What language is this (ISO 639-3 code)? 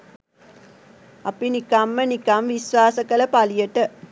sin